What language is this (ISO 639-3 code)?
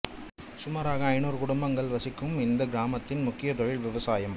tam